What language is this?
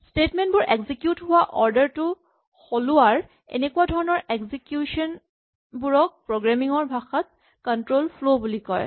Assamese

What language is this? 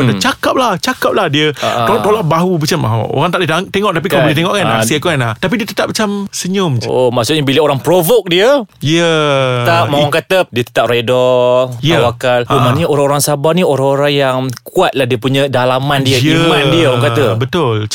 Malay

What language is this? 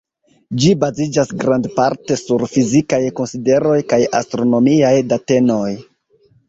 Esperanto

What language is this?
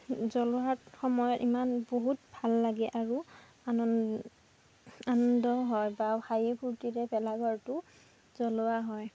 Assamese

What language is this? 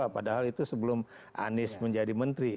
Indonesian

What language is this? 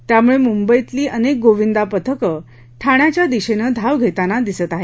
Marathi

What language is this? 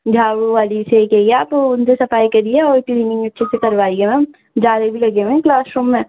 Urdu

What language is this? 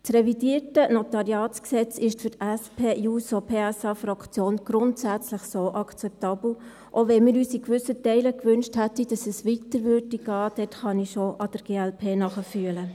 Swiss German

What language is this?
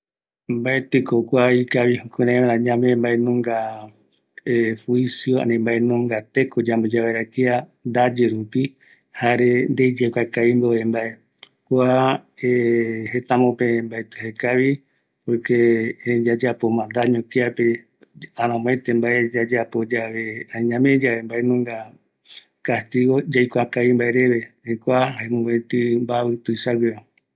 Eastern Bolivian Guaraní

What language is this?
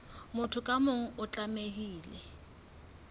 Southern Sotho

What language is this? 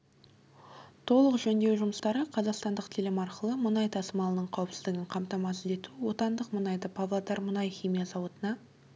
Kazakh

